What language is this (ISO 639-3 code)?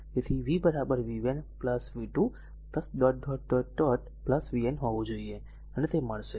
guj